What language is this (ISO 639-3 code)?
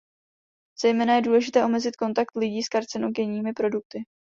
ces